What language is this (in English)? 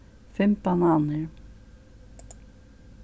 Faroese